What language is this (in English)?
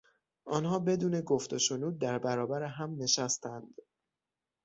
Persian